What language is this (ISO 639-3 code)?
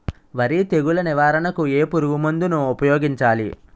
tel